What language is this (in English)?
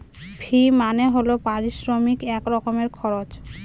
Bangla